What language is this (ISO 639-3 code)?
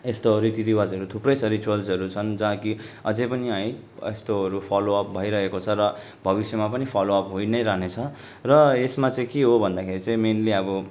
nep